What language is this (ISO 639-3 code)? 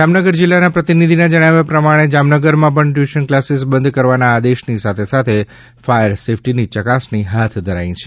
guj